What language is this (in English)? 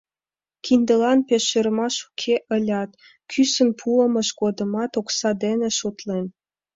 Mari